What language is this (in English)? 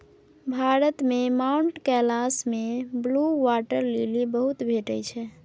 Maithili